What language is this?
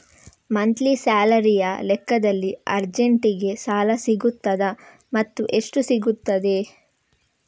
Kannada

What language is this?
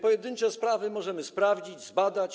Polish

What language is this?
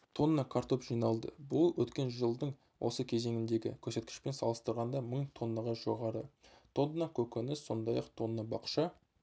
Kazakh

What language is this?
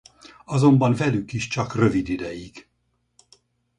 Hungarian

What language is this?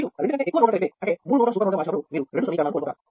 Telugu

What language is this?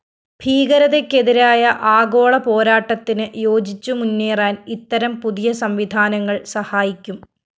Malayalam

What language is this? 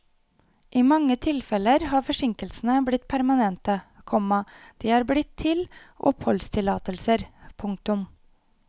Norwegian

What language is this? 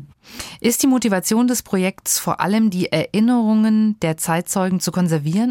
German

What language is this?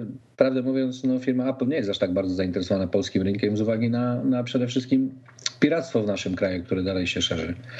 Polish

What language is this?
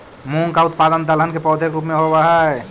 Magahi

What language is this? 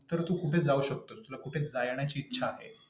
Marathi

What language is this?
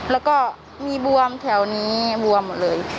Thai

